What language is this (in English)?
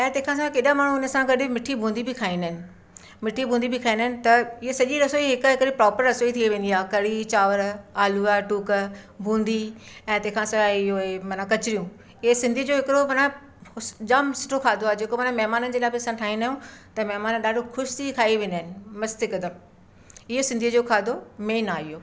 Sindhi